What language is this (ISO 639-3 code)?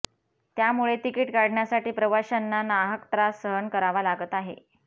mar